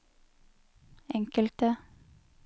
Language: Norwegian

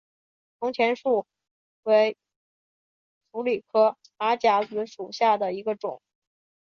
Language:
Chinese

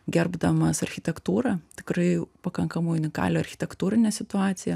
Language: Lithuanian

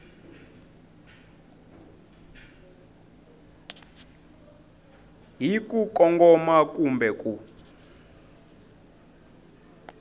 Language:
Tsonga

